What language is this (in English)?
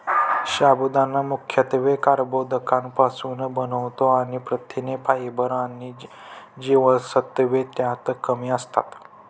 Marathi